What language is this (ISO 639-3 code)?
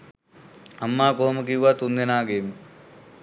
sin